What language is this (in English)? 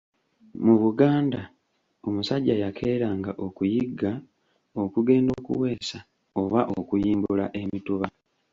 Ganda